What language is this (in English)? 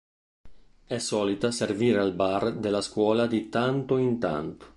Italian